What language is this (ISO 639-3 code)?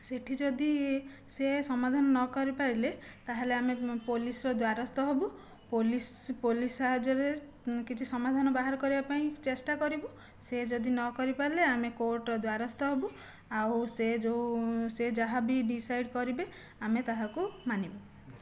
ori